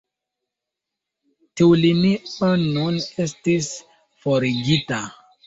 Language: Esperanto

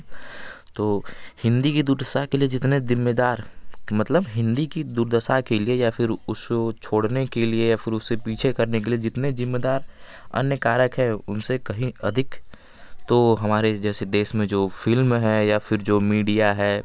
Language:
Hindi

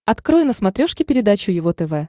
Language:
Russian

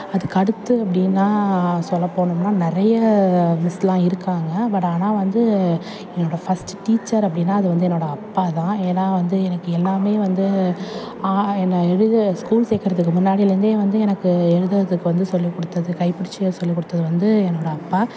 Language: Tamil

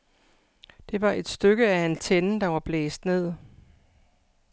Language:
Danish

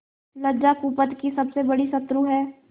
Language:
Hindi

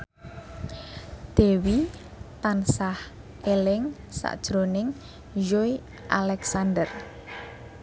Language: Javanese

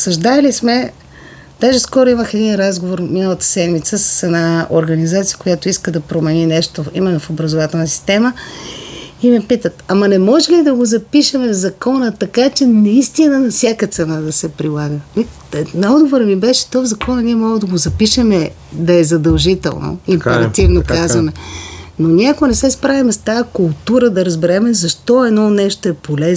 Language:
Bulgarian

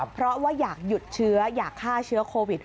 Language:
Thai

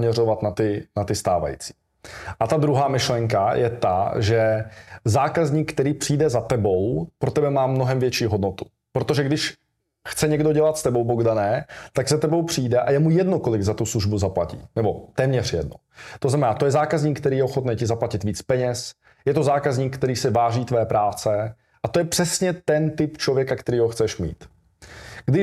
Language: Czech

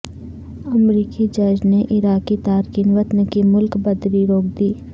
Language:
Urdu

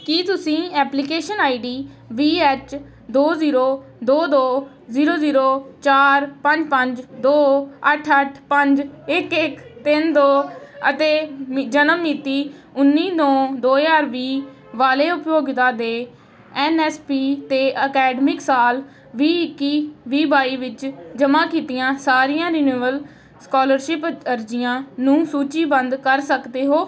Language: Punjabi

